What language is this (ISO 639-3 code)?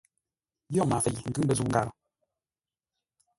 nla